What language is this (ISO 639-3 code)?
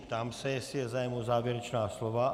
ces